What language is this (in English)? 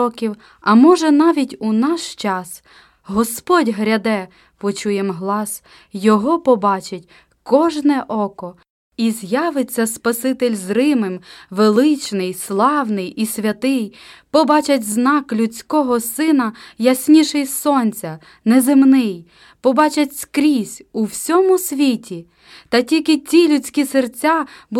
Ukrainian